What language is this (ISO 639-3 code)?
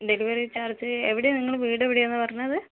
mal